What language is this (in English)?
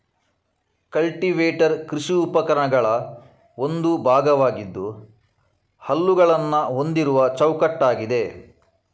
Kannada